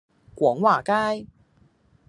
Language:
Cantonese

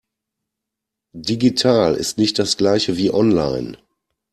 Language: German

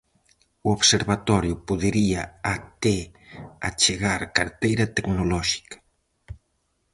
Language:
Galician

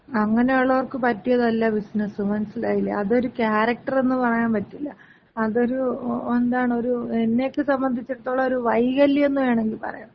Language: Malayalam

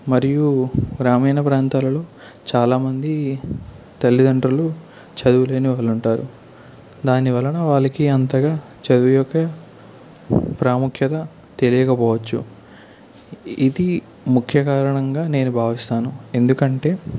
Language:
Telugu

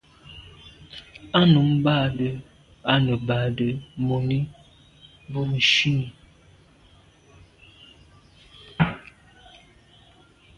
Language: Medumba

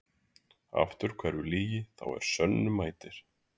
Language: Icelandic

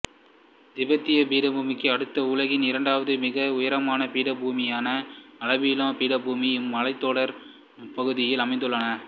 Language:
Tamil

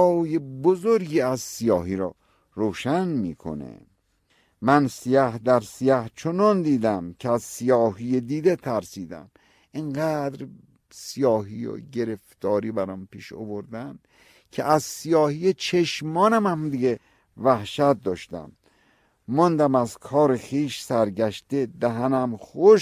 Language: Persian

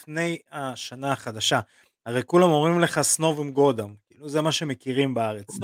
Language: Hebrew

